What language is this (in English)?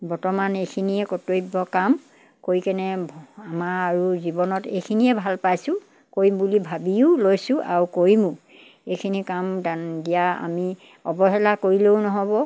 Assamese